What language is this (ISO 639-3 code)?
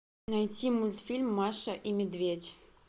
rus